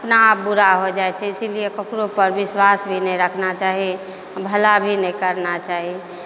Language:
Maithili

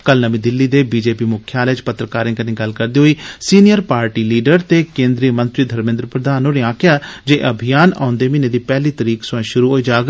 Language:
Dogri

